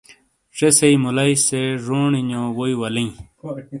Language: Shina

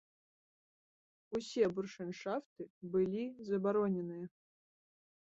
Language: Belarusian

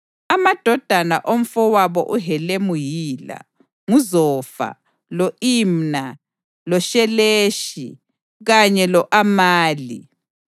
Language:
North Ndebele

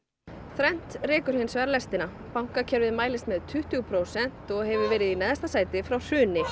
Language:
Icelandic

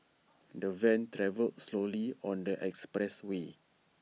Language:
English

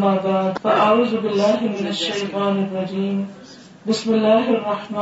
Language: Urdu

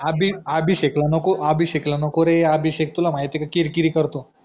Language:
Marathi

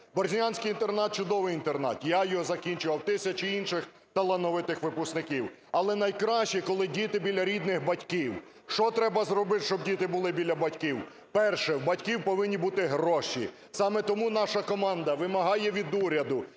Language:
Ukrainian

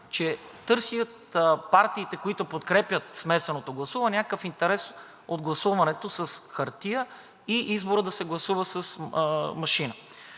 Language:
Bulgarian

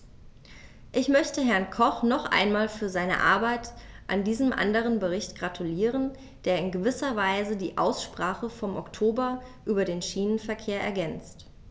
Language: German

